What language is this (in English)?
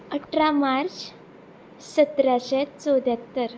Konkani